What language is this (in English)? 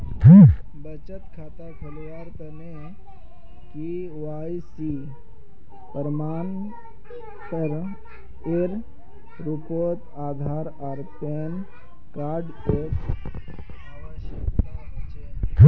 Magahi